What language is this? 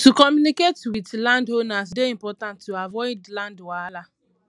Nigerian Pidgin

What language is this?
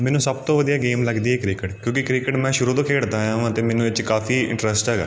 Punjabi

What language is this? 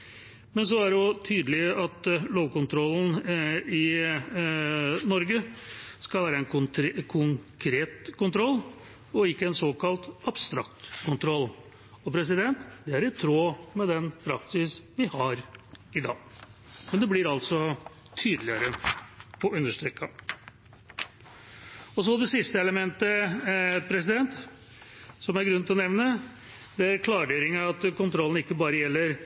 Norwegian Bokmål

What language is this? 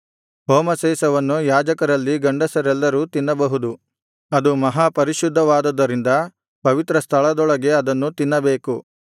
Kannada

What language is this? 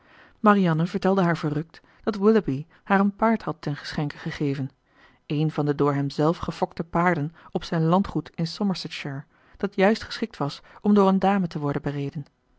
Dutch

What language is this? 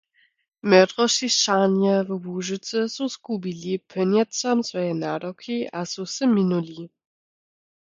Lower Sorbian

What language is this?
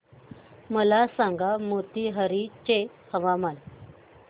Marathi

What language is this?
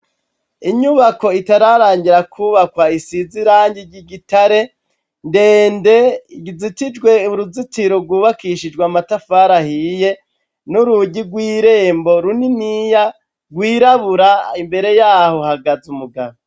Rundi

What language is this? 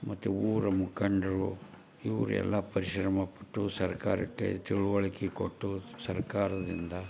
Kannada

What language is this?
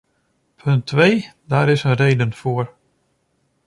Dutch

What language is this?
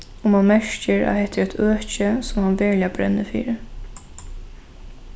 Faroese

